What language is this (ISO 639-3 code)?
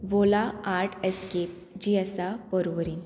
kok